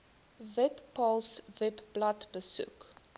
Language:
Afrikaans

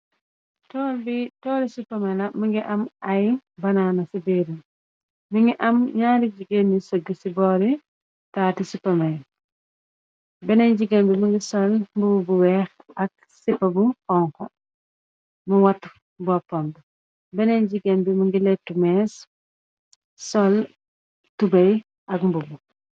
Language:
Wolof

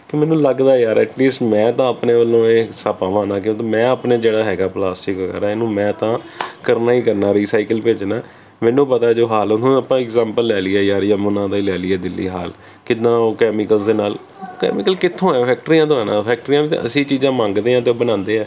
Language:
Punjabi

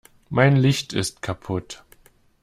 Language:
German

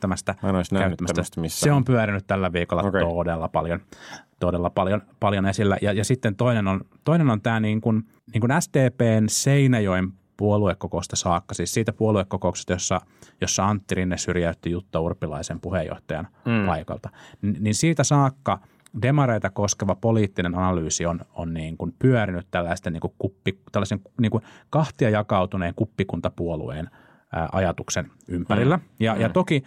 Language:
Finnish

